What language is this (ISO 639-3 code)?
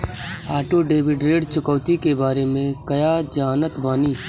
bho